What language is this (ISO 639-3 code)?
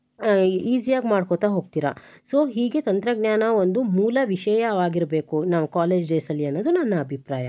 kan